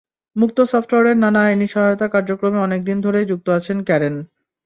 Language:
Bangla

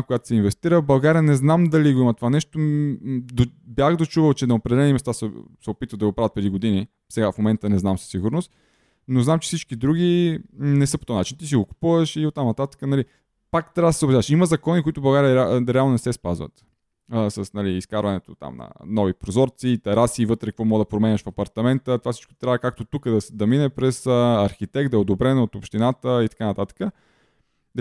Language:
Bulgarian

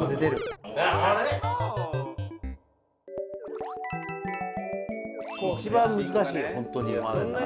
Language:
Japanese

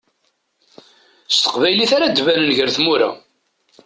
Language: Kabyle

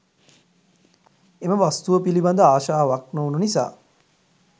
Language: Sinhala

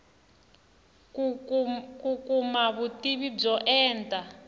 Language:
Tsonga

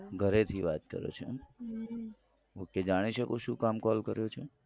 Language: Gujarati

